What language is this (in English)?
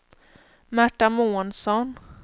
Swedish